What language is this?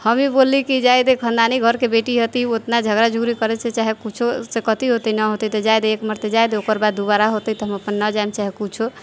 Maithili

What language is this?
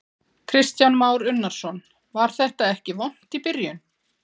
Icelandic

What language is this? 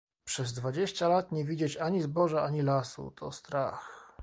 Polish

